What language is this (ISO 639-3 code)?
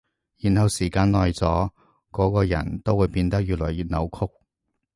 yue